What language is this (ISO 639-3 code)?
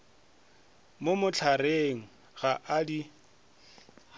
nso